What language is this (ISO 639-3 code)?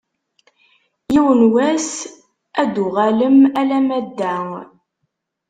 kab